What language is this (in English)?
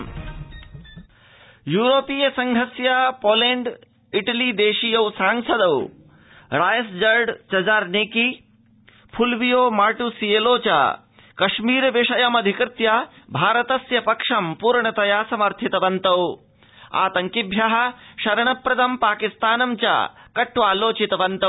Sanskrit